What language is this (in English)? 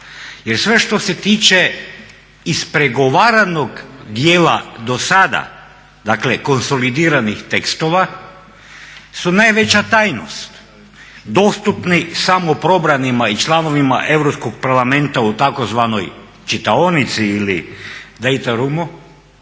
Croatian